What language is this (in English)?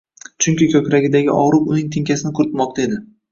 Uzbek